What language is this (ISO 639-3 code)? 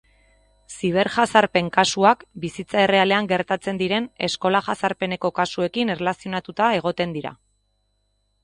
eus